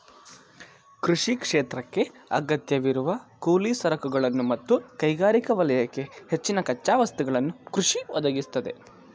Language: Kannada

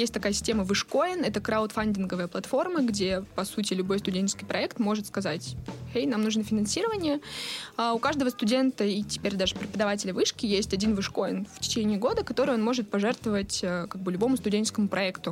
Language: Russian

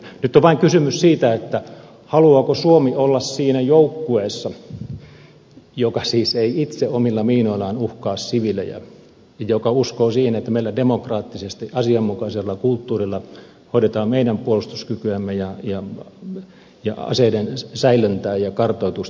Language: Finnish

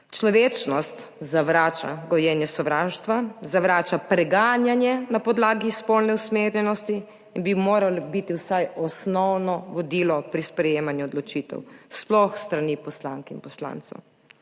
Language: Slovenian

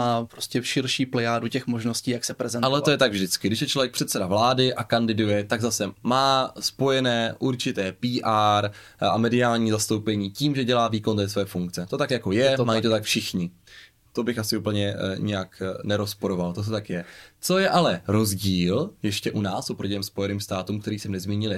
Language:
Czech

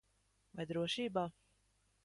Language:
Latvian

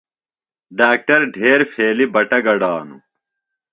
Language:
Phalura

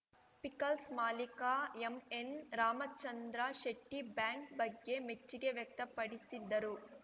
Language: Kannada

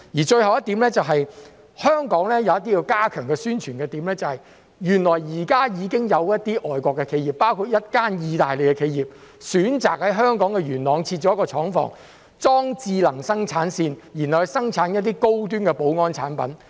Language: Cantonese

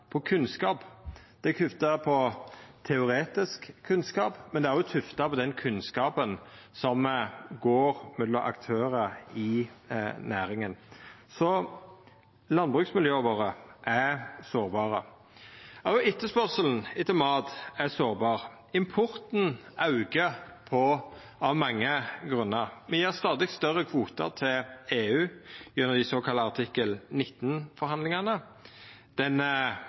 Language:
Norwegian Nynorsk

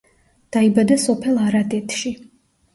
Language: Georgian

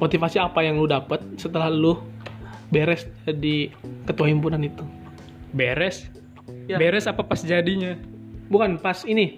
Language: Indonesian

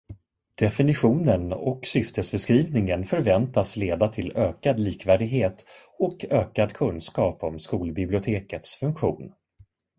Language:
Swedish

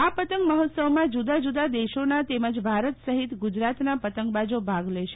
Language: Gujarati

